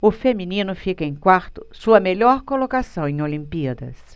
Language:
Portuguese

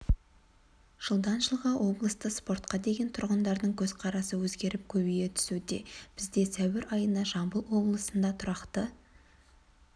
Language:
Kazakh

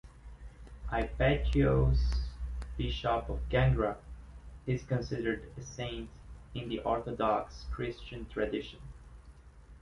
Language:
English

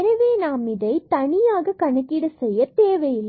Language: Tamil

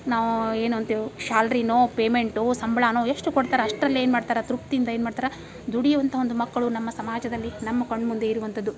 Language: Kannada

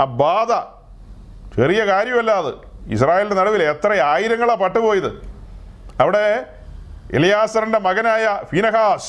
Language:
Malayalam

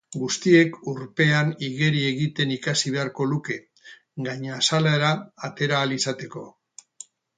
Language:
Basque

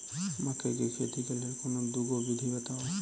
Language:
Maithili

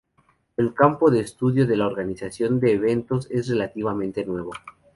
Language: Spanish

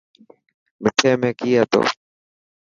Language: Dhatki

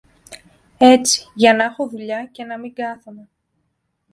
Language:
Greek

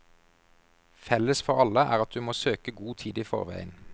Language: Norwegian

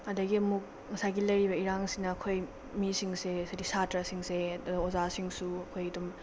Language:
Manipuri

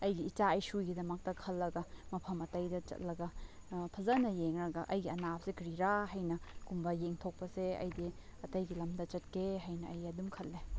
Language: Manipuri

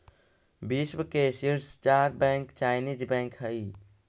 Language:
Magahi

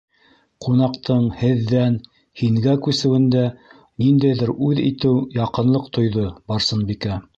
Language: Bashkir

